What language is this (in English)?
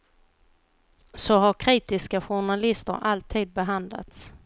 Swedish